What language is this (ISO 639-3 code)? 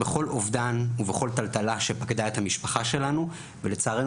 heb